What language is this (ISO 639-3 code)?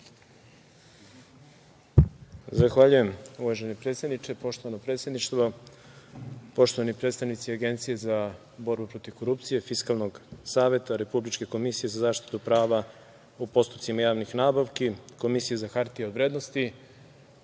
srp